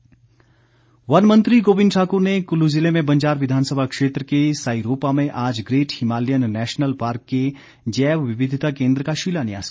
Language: Hindi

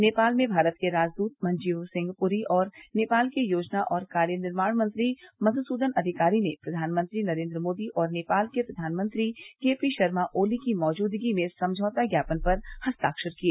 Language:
Hindi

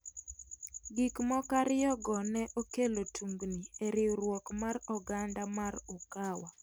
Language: Luo (Kenya and Tanzania)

